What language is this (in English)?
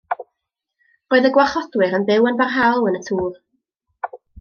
Welsh